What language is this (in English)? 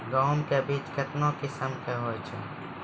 Maithili